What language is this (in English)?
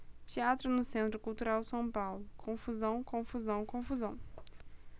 Portuguese